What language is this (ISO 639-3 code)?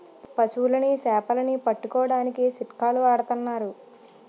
tel